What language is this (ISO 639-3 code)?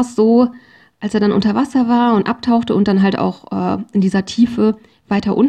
deu